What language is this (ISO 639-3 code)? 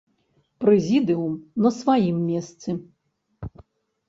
bel